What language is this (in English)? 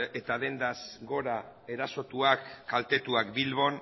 Basque